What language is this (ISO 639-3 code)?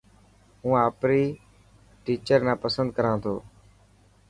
mki